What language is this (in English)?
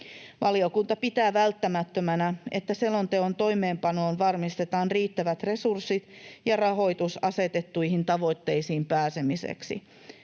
Finnish